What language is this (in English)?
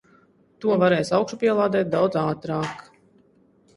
Latvian